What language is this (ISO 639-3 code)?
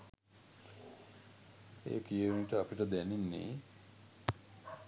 sin